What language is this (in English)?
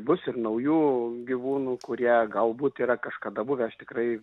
Lithuanian